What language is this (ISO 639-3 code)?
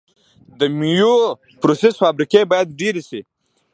pus